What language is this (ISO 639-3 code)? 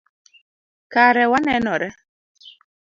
luo